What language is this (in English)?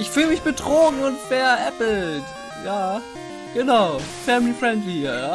German